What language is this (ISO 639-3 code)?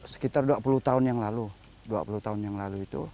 ind